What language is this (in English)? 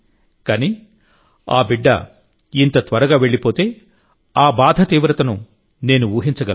Telugu